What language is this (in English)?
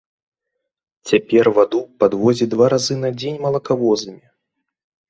Belarusian